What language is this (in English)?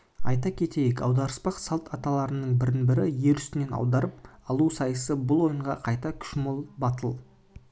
Kazakh